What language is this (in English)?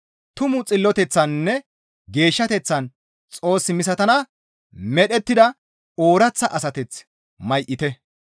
Gamo